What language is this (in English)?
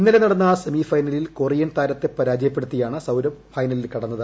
Malayalam